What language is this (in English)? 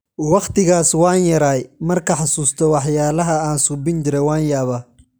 Somali